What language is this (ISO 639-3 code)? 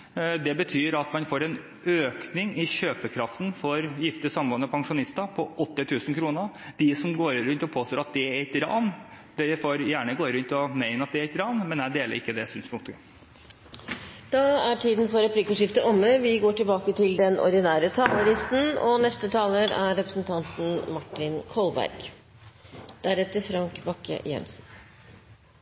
nor